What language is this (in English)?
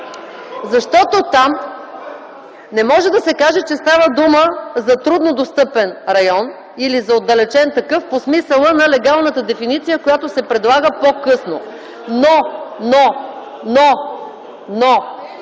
Bulgarian